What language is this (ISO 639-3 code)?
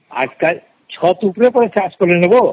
ori